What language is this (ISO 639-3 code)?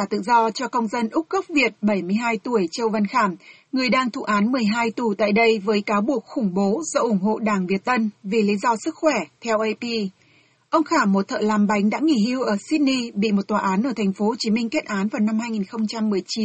vie